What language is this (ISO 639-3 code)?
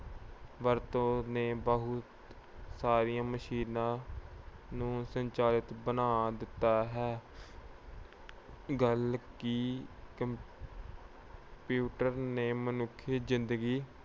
pan